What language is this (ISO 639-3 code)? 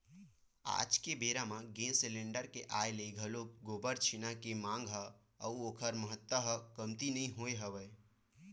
hne